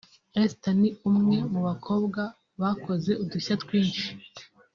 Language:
Kinyarwanda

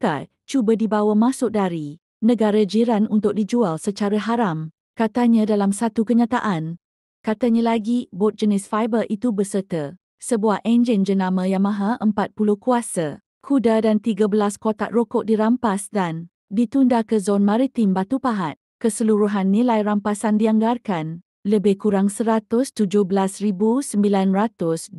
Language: Malay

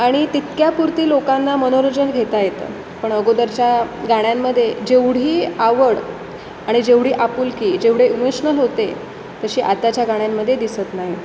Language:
Marathi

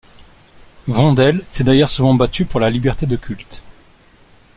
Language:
French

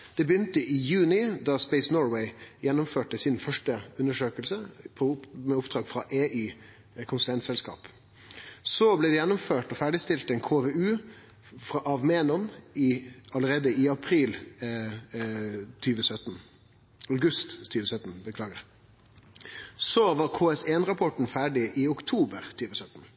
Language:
Norwegian Nynorsk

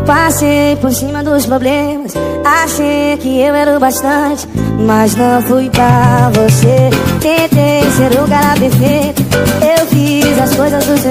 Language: Indonesian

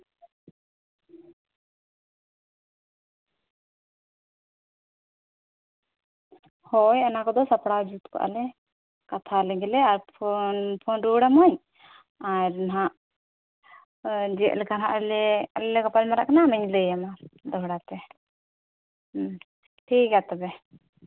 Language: Santali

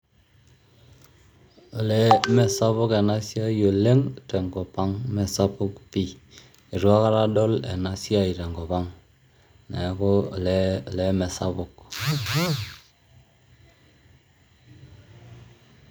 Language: Masai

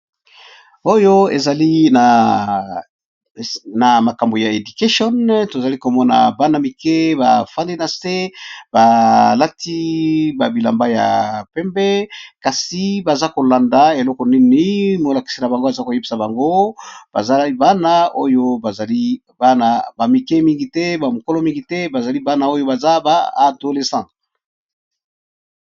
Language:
Lingala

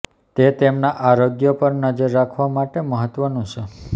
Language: Gujarati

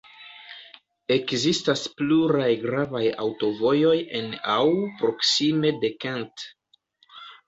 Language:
Esperanto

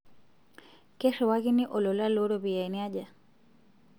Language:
Masai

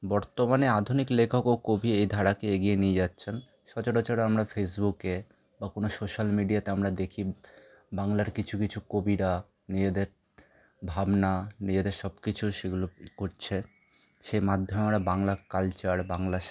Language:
Bangla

